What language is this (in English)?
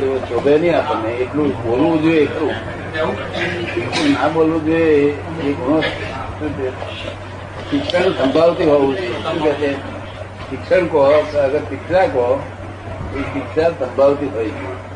Gujarati